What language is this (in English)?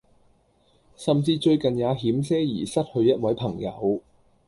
Cantonese